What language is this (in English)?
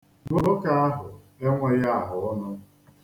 Igbo